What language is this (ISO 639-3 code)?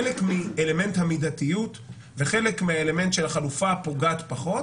heb